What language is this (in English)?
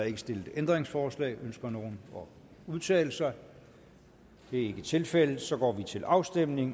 Danish